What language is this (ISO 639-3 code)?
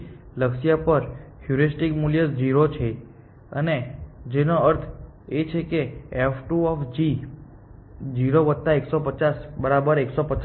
guj